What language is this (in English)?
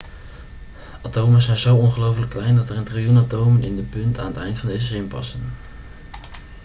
Dutch